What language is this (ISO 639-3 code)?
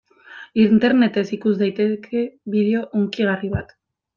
eus